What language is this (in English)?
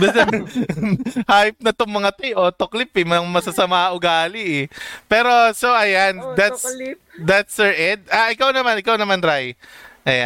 Filipino